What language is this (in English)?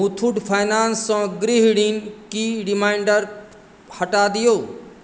Maithili